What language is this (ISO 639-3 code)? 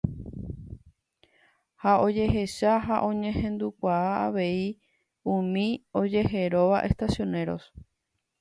grn